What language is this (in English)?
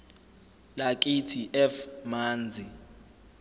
Zulu